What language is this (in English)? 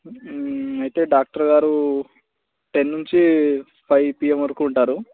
Telugu